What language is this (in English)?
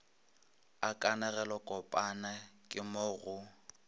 Northern Sotho